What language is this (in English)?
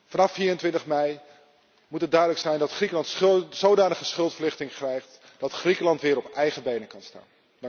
Dutch